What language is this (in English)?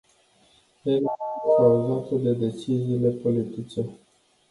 Romanian